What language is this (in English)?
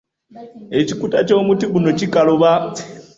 Ganda